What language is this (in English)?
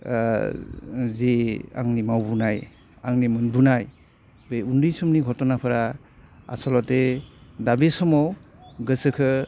Bodo